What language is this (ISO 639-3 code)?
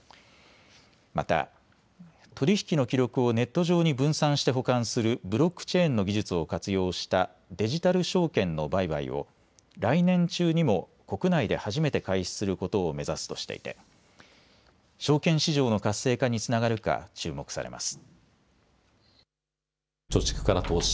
jpn